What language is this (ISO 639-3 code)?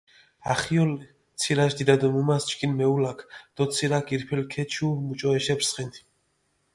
xmf